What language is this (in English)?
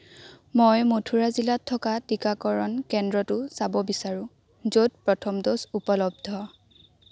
Assamese